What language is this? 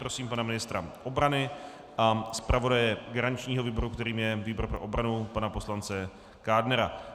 Czech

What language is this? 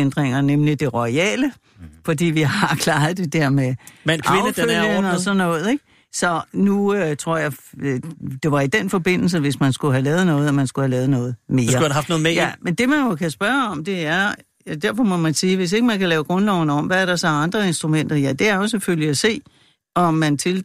Danish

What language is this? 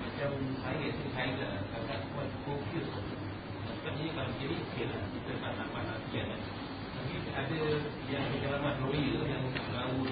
Malay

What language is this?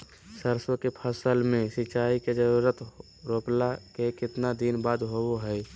Magahi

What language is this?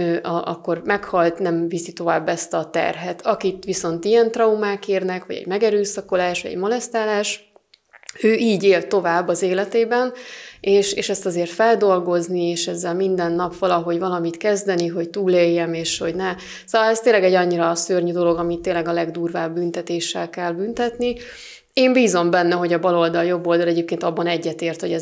Hungarian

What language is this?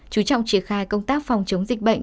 Vietnamese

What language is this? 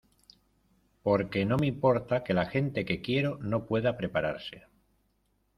Spanish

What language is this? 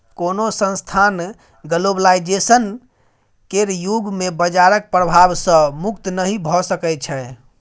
Maithili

